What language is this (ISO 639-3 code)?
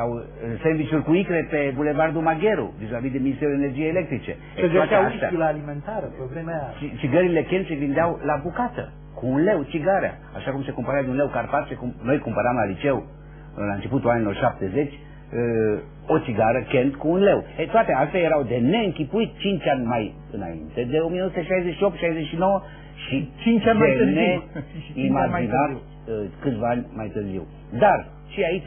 ron